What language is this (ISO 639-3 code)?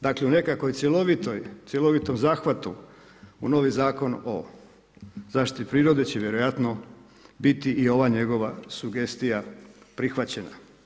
hrv